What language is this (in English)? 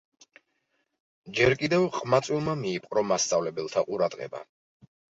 Georgian